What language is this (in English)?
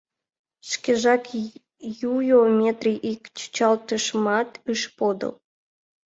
Mari